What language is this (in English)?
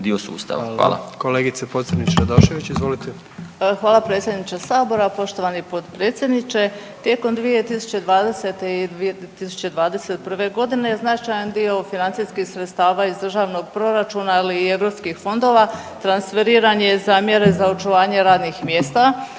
Croatian